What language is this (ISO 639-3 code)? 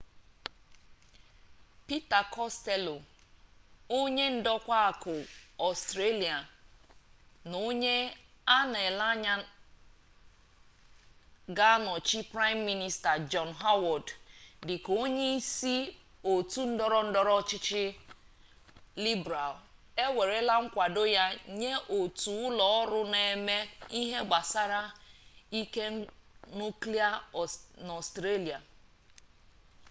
ibo